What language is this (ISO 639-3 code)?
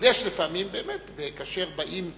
heb